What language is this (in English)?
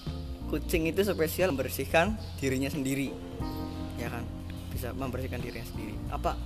Indonesian